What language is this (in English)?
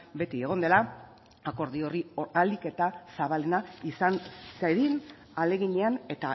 Basque